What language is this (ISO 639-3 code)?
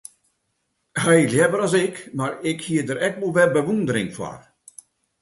fry